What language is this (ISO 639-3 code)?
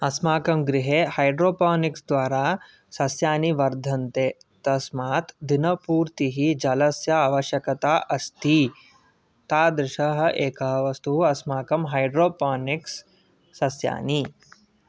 san